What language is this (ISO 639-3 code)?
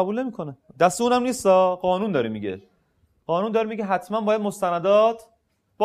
fas